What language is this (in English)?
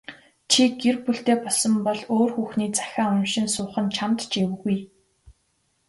Mongolian